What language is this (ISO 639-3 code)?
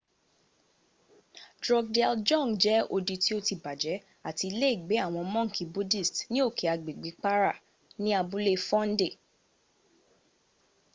yor